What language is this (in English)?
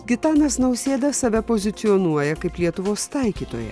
Lithuanian